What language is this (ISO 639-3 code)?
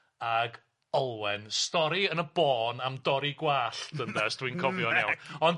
cym